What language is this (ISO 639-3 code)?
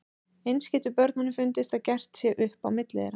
isl